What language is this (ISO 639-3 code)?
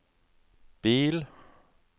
nor